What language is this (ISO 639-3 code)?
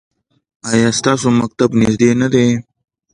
pus